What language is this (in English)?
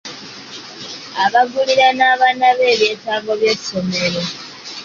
Ganda